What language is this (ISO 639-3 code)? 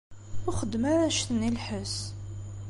kab